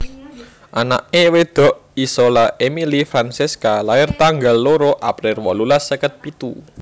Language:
Javanese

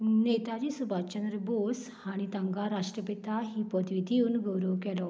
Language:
Konkani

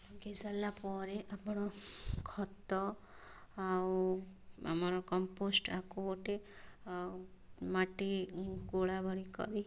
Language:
Odia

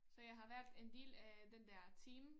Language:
Danish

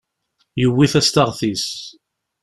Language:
Kabyle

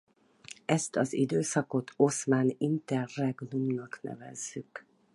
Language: Hungarian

